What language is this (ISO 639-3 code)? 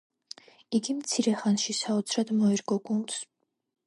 kat